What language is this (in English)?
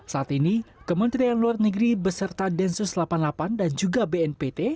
Indonesian